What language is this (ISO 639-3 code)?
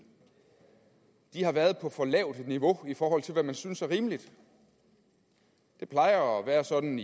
dan